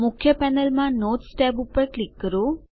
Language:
Gujarati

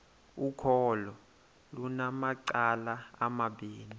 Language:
Xhosa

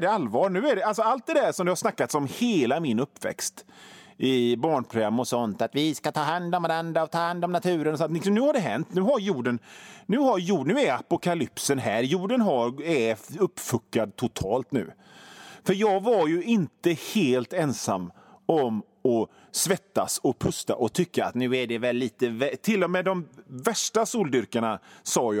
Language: Swedish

